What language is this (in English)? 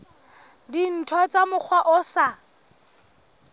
Southern Sotho